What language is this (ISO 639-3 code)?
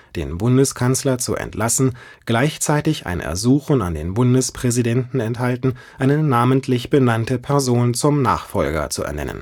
deu